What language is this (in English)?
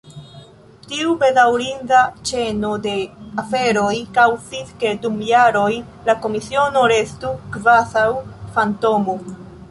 Esperanto